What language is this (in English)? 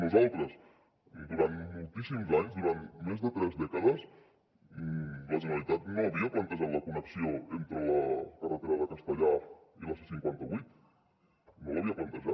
Catalan